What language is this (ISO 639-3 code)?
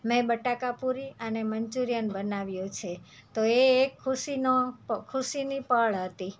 guj